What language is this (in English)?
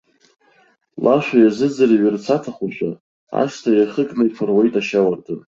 Abkhazian